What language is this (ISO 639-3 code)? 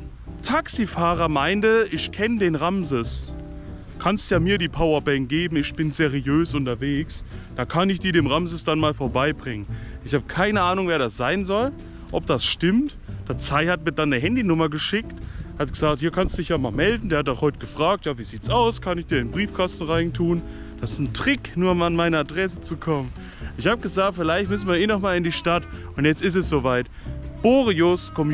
deu